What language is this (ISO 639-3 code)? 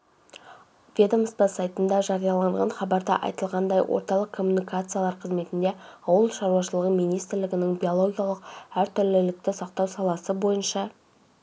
kaz